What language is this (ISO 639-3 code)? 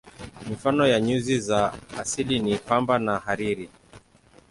swa